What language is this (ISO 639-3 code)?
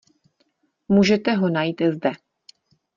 ces